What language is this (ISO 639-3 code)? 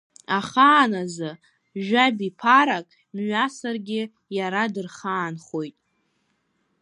abk